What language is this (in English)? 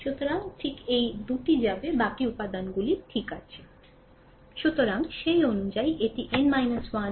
Bangla